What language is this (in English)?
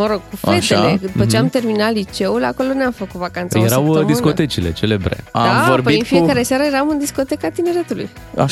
Romanian